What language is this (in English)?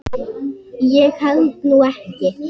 Icelandic